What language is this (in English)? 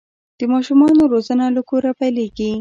Pashto